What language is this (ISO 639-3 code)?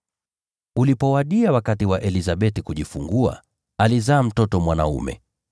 swa